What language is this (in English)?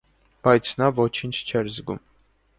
Armenian